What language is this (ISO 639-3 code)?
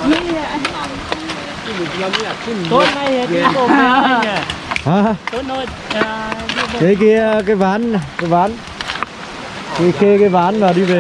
vie